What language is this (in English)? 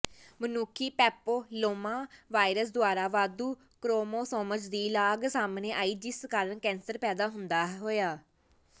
Punjabi